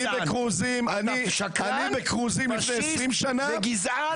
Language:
Hebrew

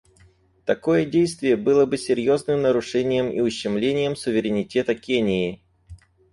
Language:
Russian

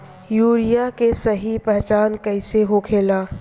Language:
Bhojpuri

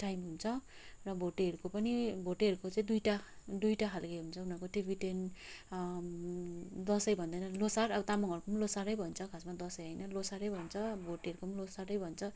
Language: Nepali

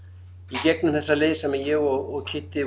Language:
Icelandic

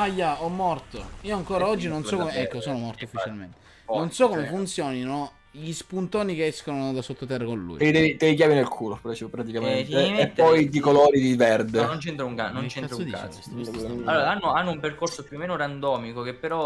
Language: Italian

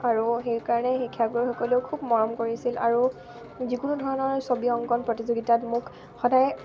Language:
Assamese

